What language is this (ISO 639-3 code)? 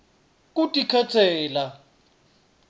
ssw